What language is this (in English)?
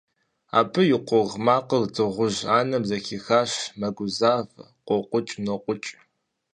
Kabardian